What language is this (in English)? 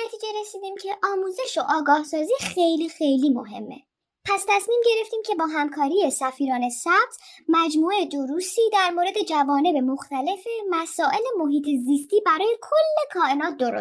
Persian